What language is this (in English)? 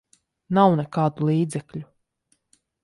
Latvian